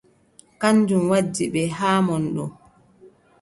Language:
Adamawa Fulfulde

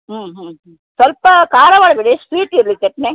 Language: Kannada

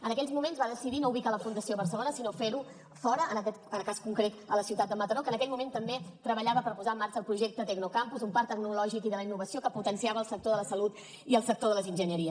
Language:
Catalan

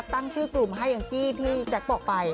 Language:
Thai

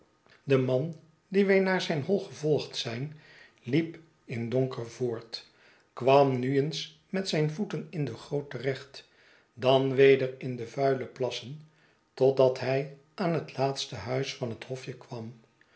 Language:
Dutch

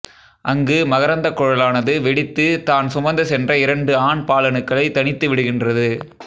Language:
Tamil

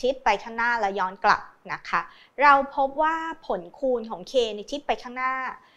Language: Thai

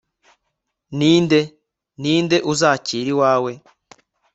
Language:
Kinyarwanda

